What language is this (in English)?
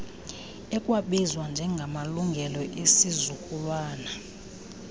Xhosa